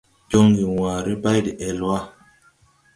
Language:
Tupuri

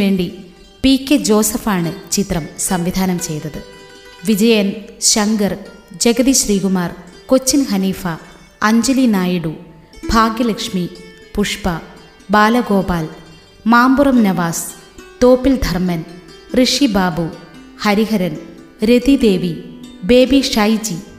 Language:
Malayalam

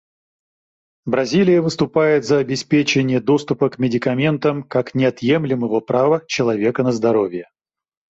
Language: Russian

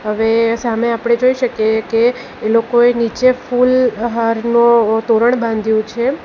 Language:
Gujarati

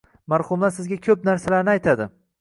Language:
Uzbek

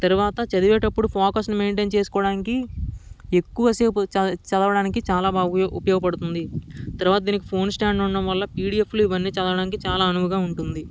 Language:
Telugu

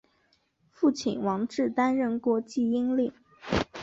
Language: Chinese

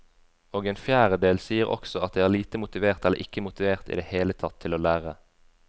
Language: Norwegian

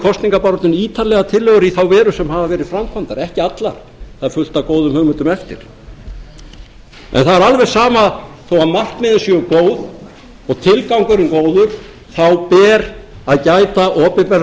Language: Icelandic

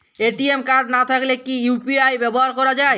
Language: Bangla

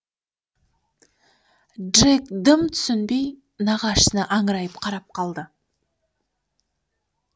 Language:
Kazakh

